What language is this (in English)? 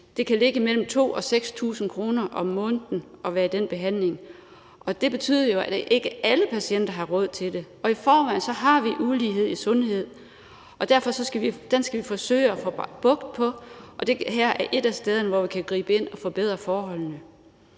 Danish